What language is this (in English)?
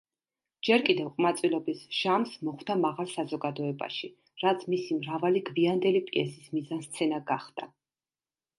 Georgian